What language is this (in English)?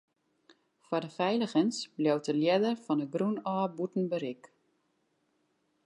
Western Frisian